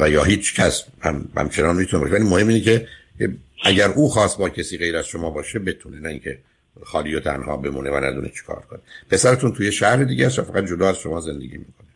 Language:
Persian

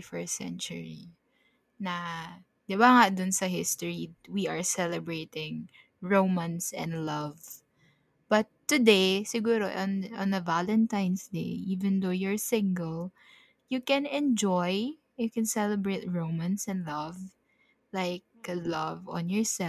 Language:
Filipino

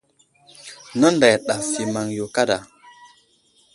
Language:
Wuzlam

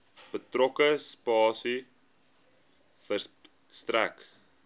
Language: Afrikaans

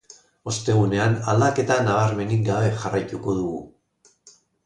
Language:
Basque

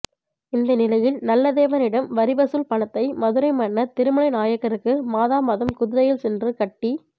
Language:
Tamil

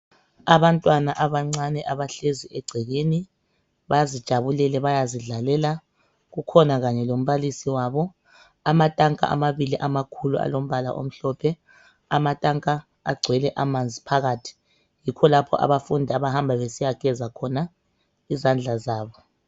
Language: North Ndebele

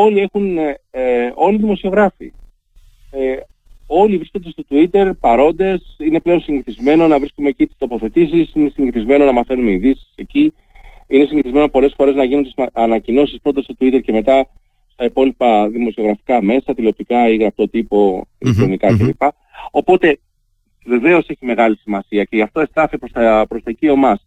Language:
Greek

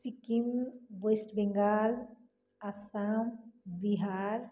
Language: Nepali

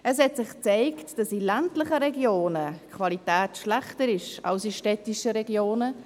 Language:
Swiss German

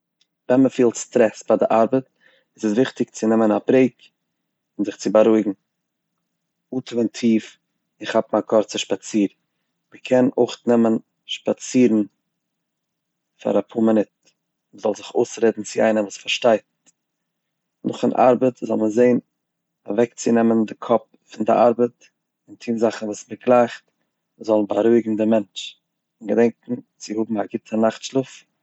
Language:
Yiddish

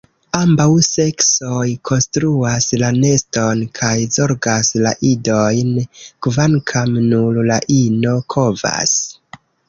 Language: Esperanto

